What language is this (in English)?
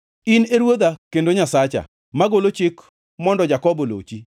Luo (Kenya and Tanzania)